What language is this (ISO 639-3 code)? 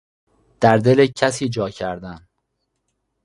fas